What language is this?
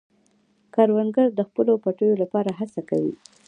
Pashto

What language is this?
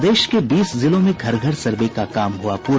Hindi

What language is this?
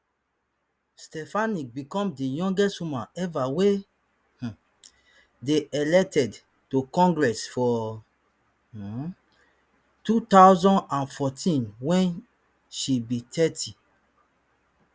Nigerian Pidgin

